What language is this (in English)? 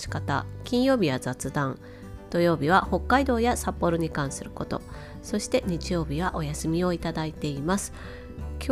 Japanese